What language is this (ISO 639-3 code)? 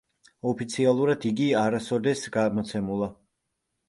kat